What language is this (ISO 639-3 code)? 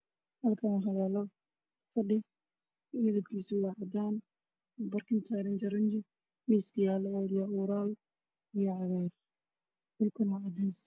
som